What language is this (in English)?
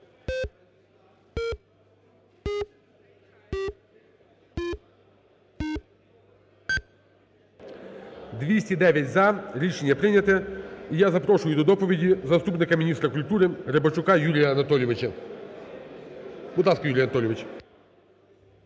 Ukrainian